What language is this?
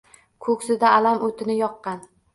Uzbek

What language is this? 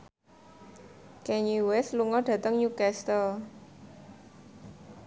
Javanese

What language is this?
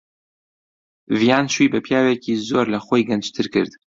Central Kurdish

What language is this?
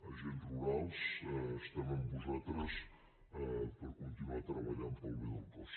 Catalan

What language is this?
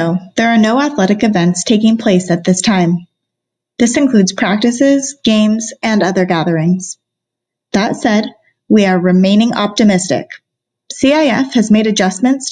English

